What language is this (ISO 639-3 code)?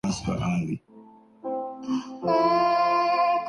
urd